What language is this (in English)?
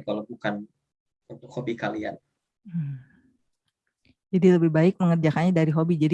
Indonesian